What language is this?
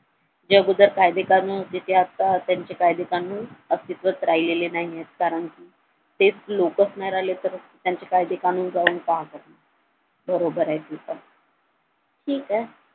Marathi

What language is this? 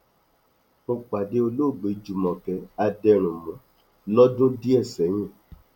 Yoruba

